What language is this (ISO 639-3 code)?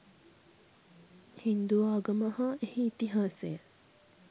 sin